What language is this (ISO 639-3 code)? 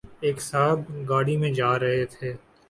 urd